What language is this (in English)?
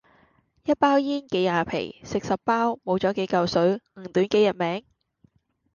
Cantonese